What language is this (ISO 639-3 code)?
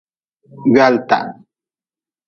nmz